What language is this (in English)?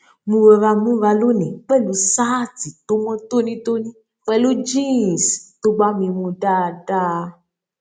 Yoruba